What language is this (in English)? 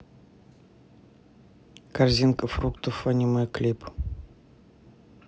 Russian